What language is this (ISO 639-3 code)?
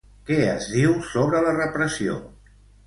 cat